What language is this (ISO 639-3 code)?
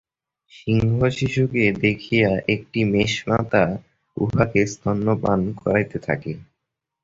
ben